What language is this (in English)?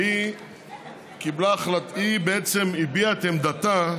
Hebrew